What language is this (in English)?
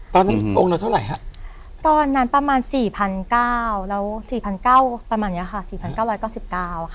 Thai